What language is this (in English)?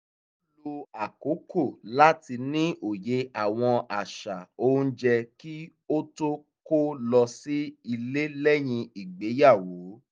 Yoruba